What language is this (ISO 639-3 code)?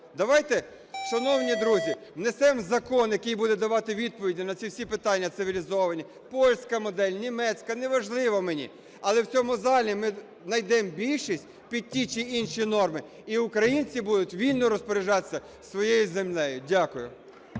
ukr